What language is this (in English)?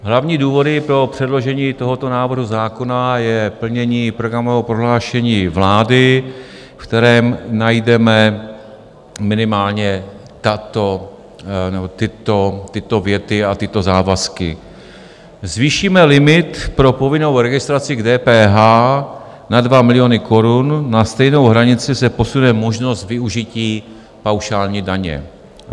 Czech